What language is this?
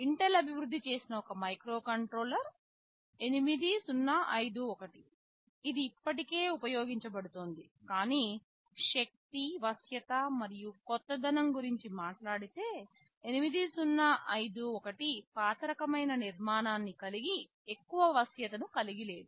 Telugu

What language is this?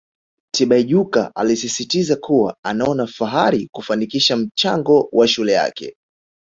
Swahili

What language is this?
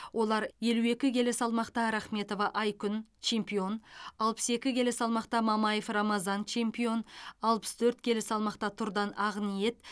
Kazakh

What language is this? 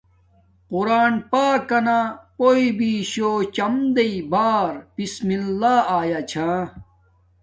Domaaki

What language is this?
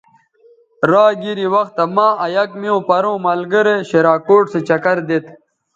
Bateri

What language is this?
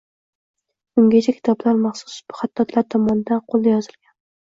Uzbek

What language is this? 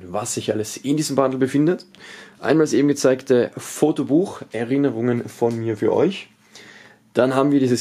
German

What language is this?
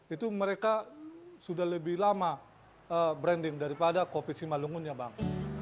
Indonesian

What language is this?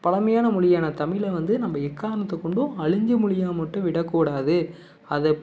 Tamil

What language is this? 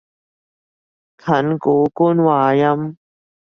Cantonese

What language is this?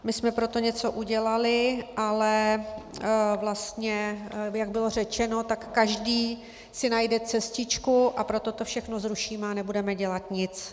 Czech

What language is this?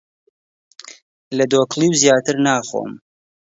Central Kurdish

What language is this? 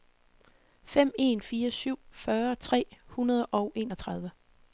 Danish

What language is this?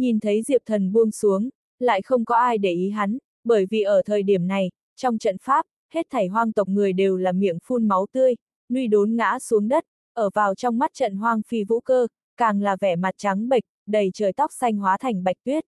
Vietnamese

